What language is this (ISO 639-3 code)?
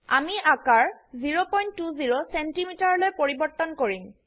asm